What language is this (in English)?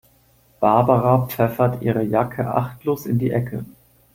German